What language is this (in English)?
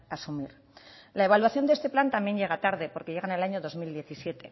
Spanish